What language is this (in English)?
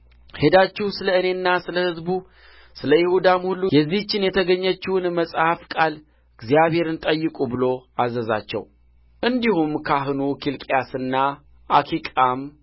Amharic